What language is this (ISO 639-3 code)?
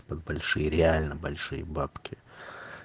rus